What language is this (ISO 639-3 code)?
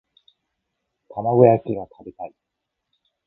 jpn